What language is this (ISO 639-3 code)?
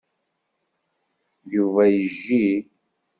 kab